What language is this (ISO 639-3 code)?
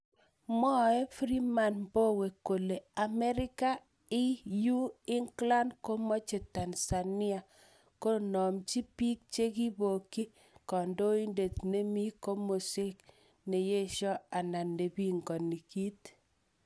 kln